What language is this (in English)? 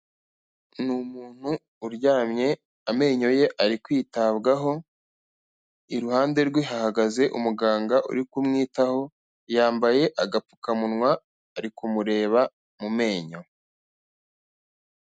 Kinyarwanda